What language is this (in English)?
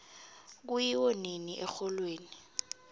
South Ndebele